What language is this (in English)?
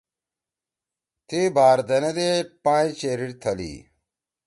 Torwali